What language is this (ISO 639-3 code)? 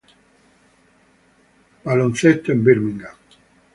spa